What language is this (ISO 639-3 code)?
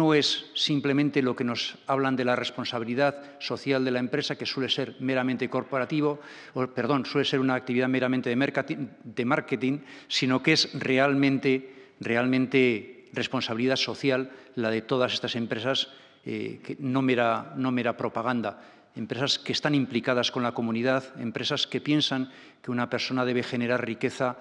spa